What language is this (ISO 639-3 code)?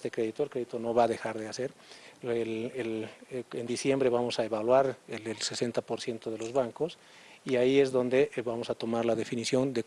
spa